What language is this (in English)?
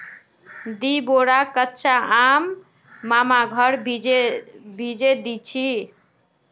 Magahi